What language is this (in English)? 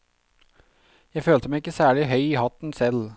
Norwegian